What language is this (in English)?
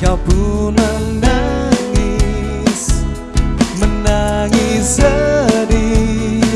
Indonesian